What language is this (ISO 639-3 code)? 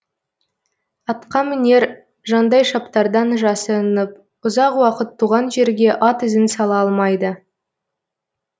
kaz